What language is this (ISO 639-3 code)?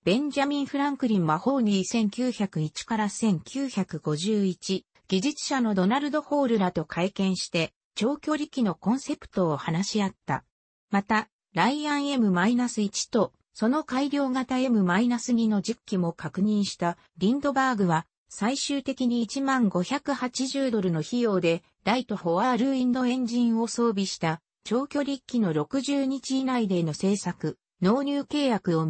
jpn